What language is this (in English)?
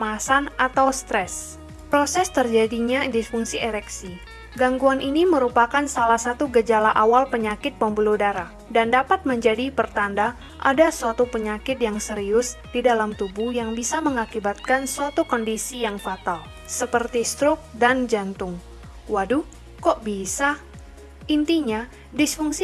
Indonesian